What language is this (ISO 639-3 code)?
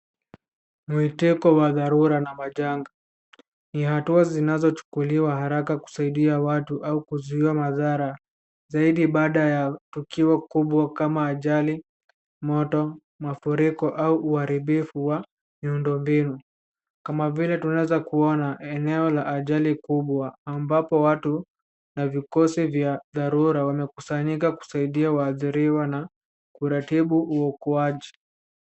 swa